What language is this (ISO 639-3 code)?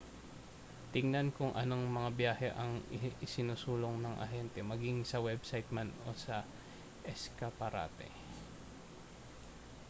fil